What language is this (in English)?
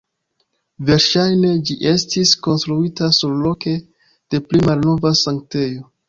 Esperanto